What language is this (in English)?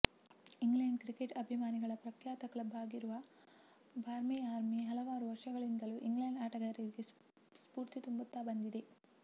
Kannada